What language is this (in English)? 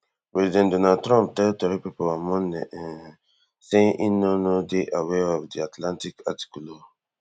Nigerian Pidgin